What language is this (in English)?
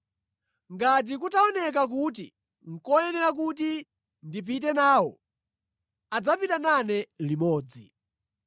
Nyanja